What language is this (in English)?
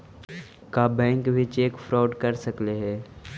Magahi